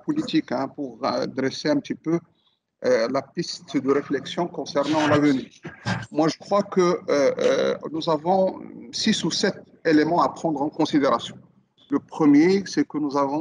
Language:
French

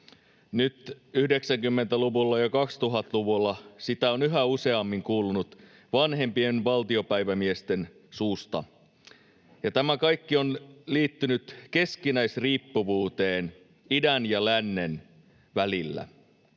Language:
Finnish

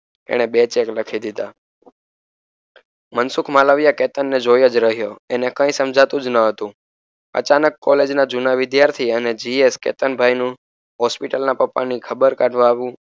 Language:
Gujarati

